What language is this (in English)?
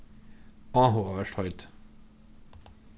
Faroese